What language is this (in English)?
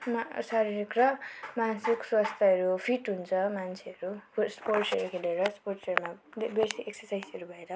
Nepali